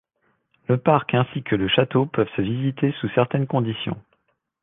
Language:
French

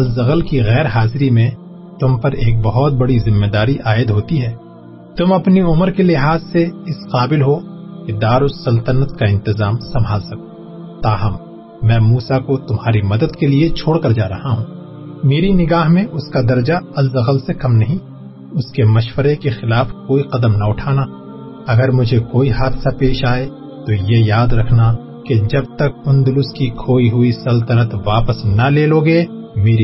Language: Urdu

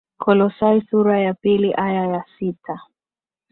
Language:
Swahili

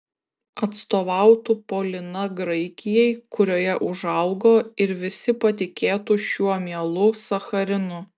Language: Lithuanian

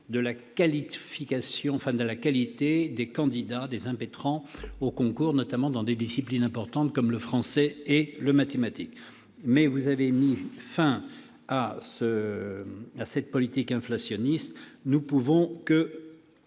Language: French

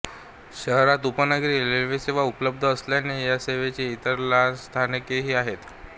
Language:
Marathi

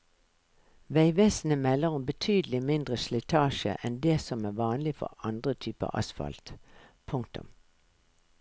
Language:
Norwegian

